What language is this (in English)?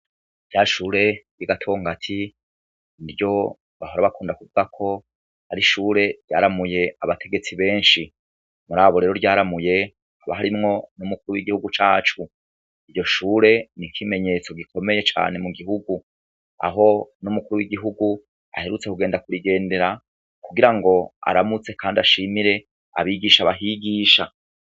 Rundi